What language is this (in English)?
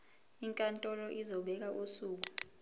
Zulu